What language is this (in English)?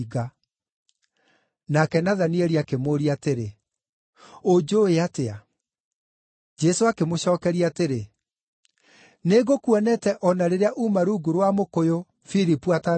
Kikuyu